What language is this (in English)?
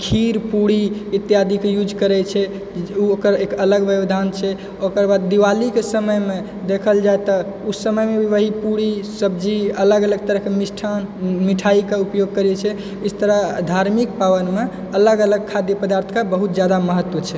Maithili